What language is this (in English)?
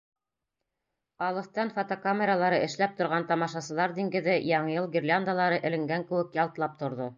Bashkir